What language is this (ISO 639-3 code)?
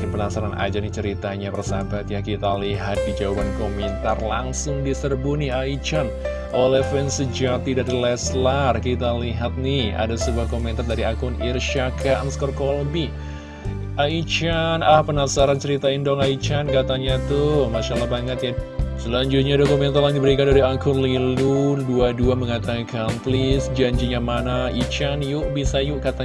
ind